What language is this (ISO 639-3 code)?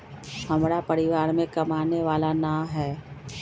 mag